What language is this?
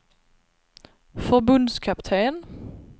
Swedish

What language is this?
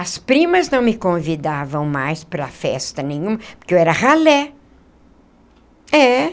Portuguese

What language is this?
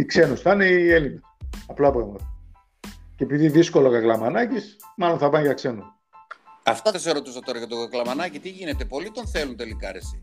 Greek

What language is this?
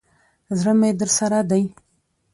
Pashto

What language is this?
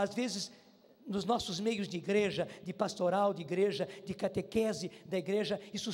Portuguese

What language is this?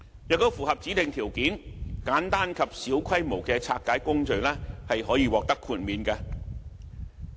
Cantonese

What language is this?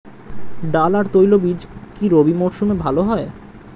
Bangla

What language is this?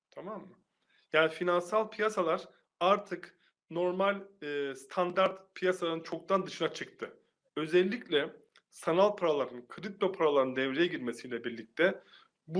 Turkish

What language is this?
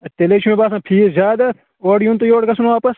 Kashmiri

